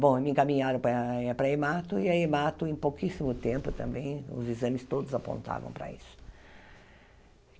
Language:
Portuguese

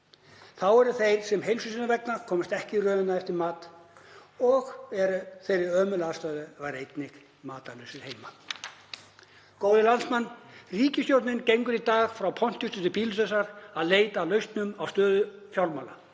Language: Icelandic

